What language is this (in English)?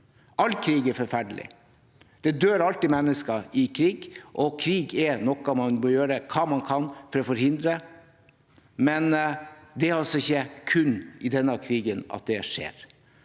Norwegian